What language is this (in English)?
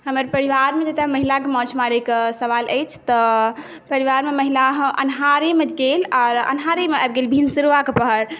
Maithili